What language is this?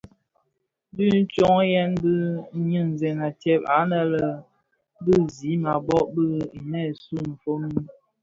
Bafia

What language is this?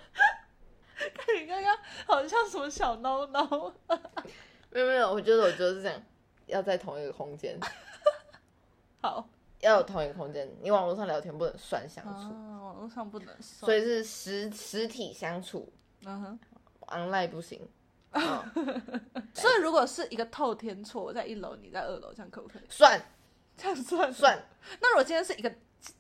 Chinese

